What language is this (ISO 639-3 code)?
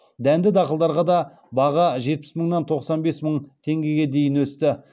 kaz